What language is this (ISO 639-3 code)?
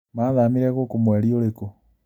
kik